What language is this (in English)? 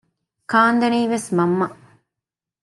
Divehi